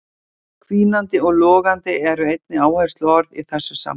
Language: Icelandic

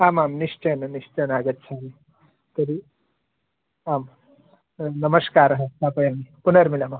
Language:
Sanskrit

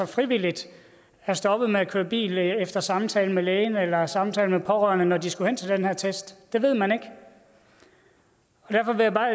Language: Danish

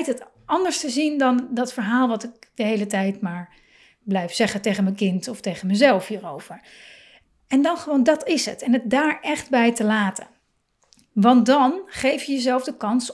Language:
Dutch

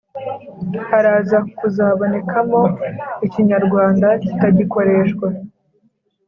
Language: Kinyarwanda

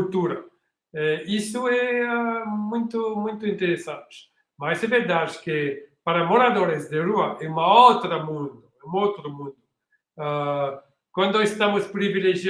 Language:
Portuguese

